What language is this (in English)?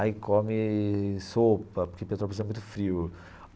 Portuguese